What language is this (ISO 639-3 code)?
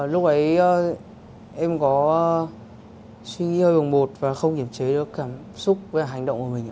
vie